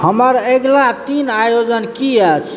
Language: Maithili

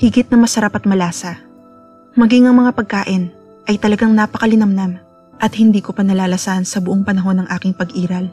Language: Filipino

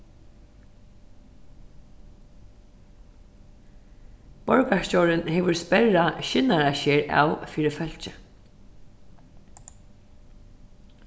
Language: Faroese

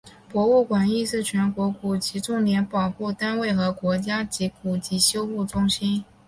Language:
Chinese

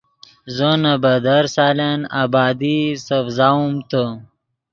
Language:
Yidgha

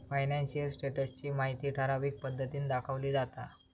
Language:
Marathi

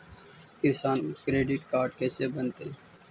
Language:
Magahi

